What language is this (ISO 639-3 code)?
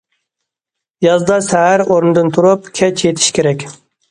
uig